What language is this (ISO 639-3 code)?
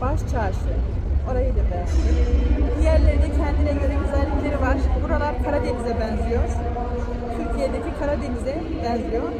tur